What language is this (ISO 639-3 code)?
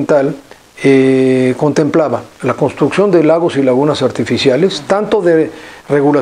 spa